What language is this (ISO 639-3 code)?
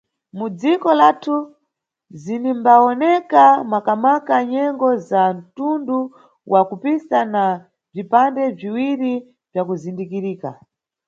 nyu